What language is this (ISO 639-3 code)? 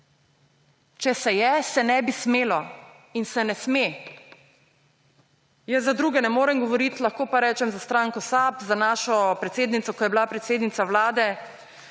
slv